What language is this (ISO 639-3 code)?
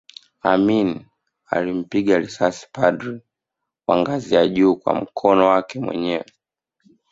swa